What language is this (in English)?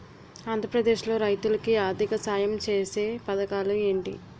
Telugu